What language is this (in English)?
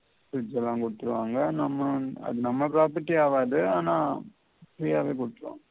Tamil